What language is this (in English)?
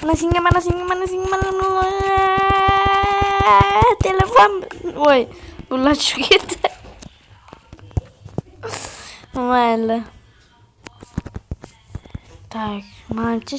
Turkish